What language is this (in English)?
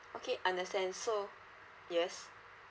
English